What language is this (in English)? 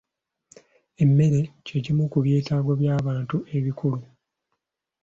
Ganda